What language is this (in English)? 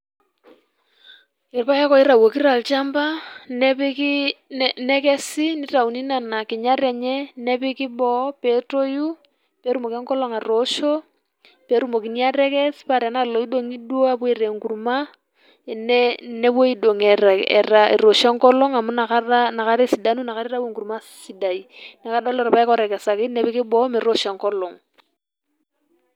Masai